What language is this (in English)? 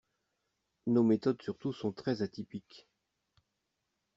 French